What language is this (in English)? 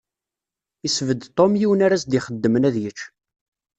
Kabyle